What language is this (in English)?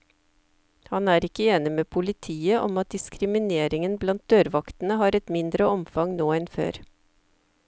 Norwegian